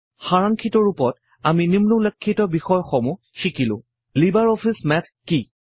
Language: Assamese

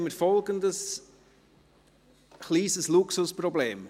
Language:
Swiss German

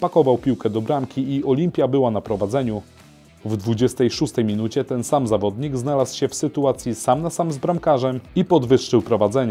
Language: Polish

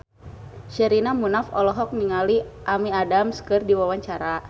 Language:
Sundanese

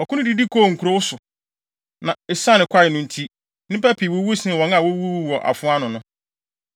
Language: Akan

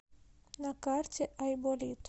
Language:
Russian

